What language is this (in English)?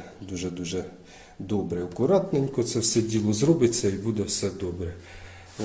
Ukrainian